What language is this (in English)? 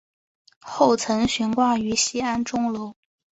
Chinese